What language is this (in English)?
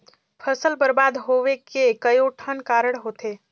Chhattisgarhi